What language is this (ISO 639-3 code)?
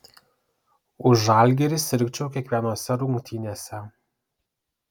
lit